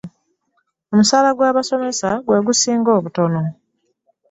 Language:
Ganda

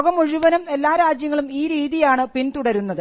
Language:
Malayalam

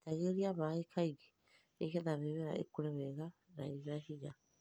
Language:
Kikuyu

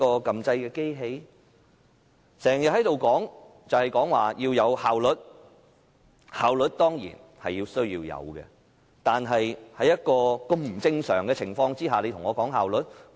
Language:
Cantonese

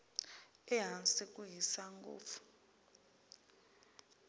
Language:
Tsonga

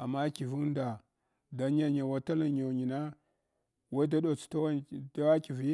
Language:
Hwana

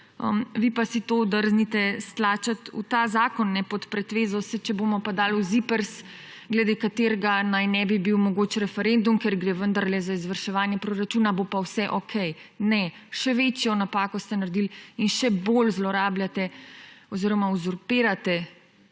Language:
Slovenian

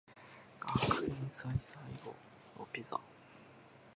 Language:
Japanese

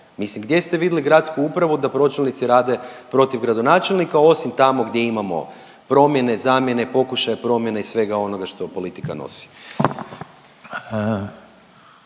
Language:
Croatian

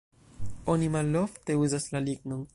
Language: Esperanto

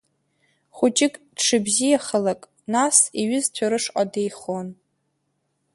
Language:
Abkhazian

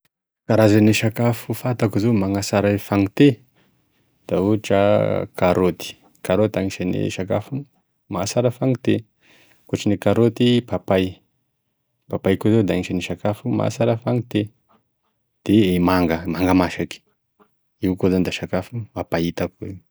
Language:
Tesaka Malagasy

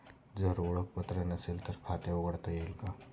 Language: Marathi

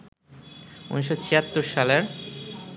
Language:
Bangla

